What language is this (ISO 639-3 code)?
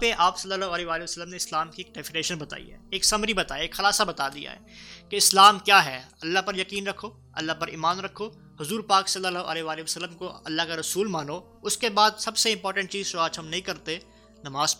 urd